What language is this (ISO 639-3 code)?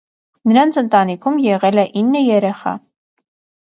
hye